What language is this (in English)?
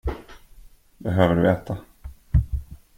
Swedish